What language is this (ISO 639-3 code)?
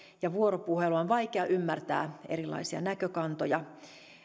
fin